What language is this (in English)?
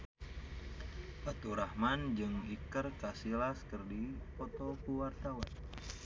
Sundanese